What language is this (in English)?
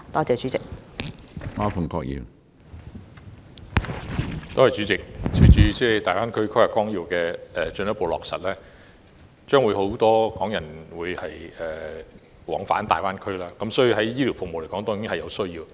Cantonese